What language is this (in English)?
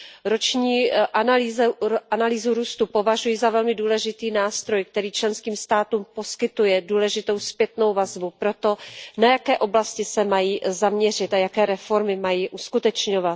Czech